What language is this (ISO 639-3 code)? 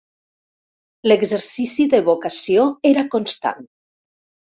cat